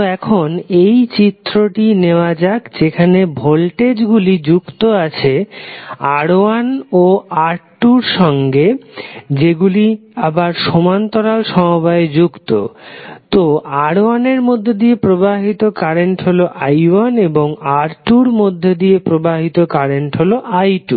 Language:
Bangla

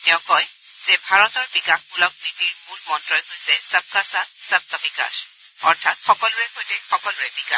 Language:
Assamese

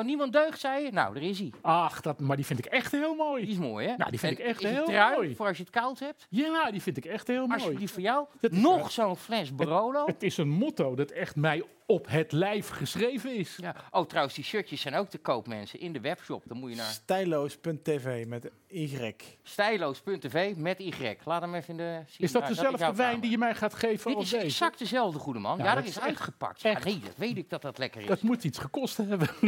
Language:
Dutch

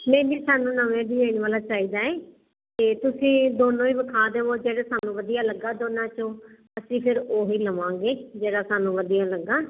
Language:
Punjabi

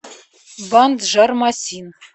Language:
Russian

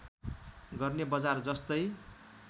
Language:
Nepali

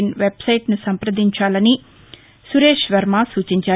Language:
Telugu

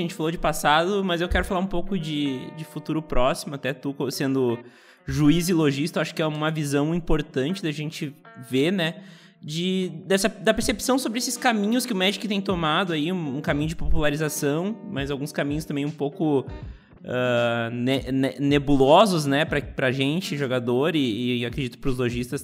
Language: Portuguese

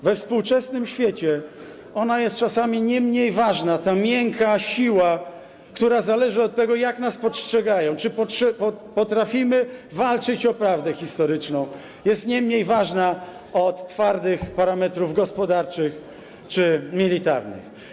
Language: Polish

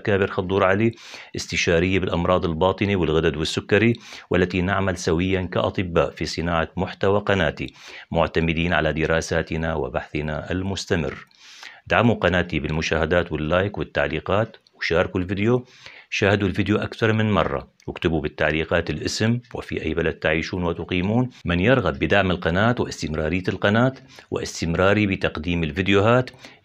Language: Arabic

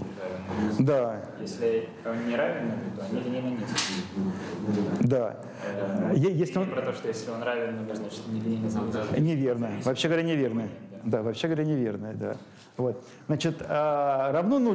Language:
Russian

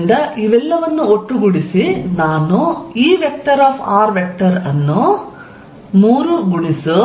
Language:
Kannada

